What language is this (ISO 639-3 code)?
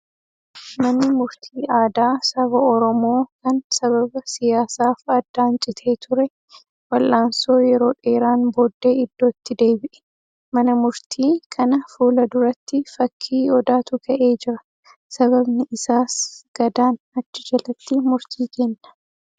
orm